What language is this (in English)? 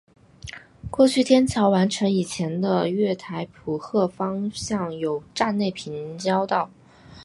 Chinese